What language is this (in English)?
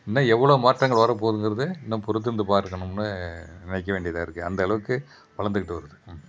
Tamil